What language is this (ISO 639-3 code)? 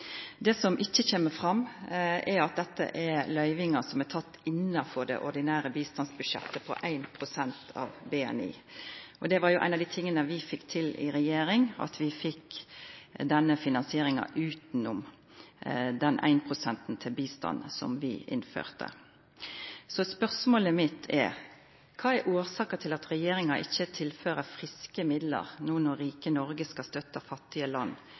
nno